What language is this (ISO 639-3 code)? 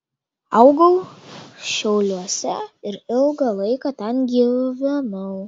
lit